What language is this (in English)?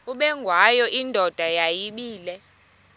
Xhosa